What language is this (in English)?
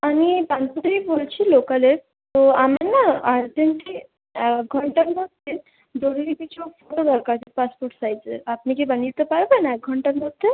Bangla